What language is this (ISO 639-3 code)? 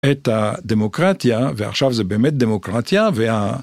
heb